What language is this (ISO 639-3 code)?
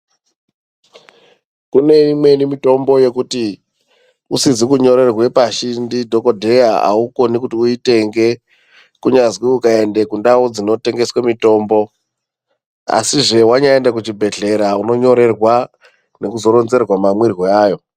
ndc